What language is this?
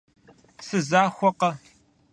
Kabardian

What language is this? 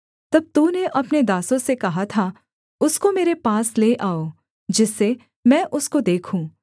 Hindi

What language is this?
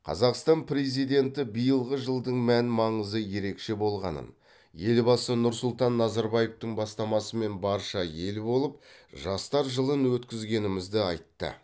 Kazakh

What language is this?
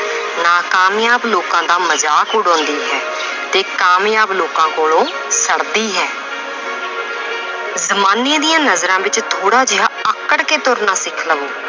Punjabi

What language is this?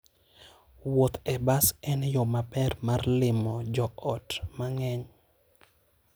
Luo (Kenya and Tanzania)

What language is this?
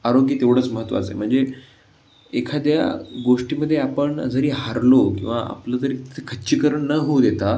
Marathi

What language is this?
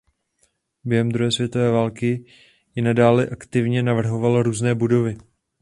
Czech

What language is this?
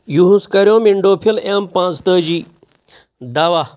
Kashmiri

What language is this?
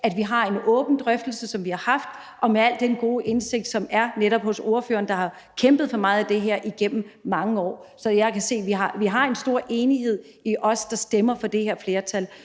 Danish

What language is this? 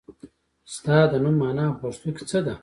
Pashto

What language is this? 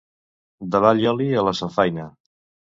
Catalan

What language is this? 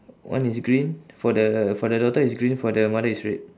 English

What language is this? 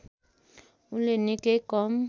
Nepali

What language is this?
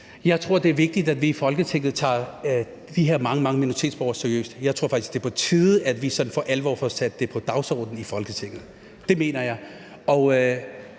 Danish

